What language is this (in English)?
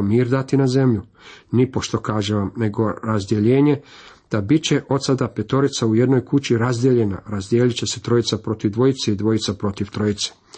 Croatian